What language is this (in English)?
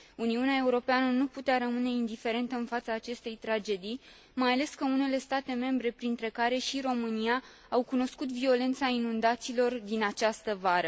Romanian